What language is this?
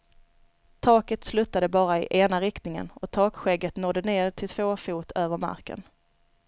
Swedish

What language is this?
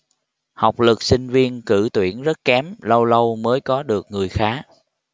Vietnamese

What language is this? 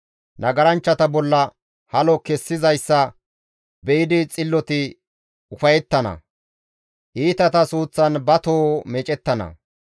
Gamo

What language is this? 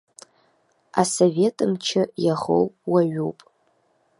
Abkhazian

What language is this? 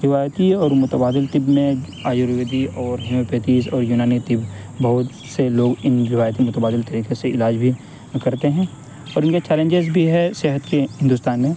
Urdu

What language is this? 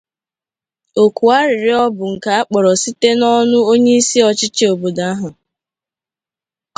Igbo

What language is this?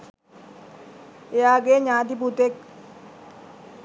Sinhala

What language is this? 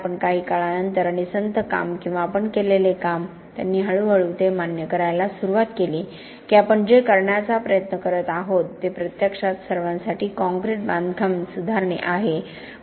Marathi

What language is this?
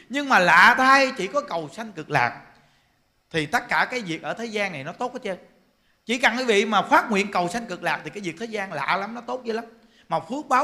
Vietnamese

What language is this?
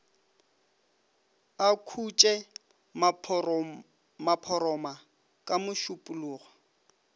Northern Sotho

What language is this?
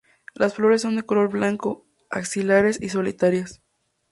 Spanish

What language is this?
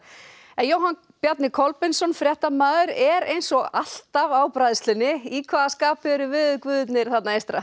Icelandic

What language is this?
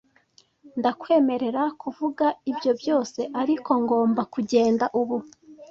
Kinyarwanda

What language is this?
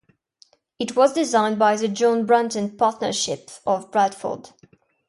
English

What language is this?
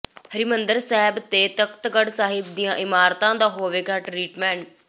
Punjabi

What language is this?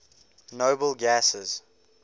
English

